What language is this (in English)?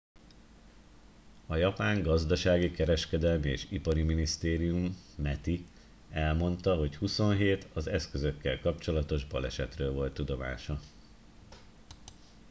Hungarian